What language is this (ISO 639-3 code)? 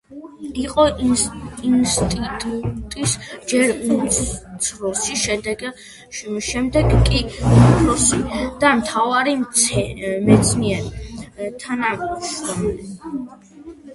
kat